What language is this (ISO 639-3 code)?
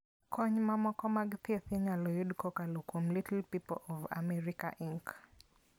luo